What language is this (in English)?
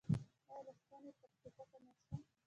Pashto